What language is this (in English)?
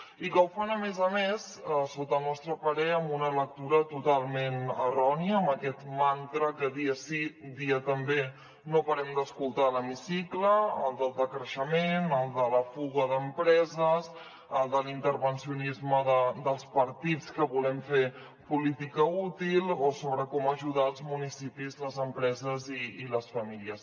Catalan